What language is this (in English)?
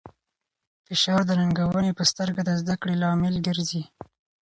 Pashto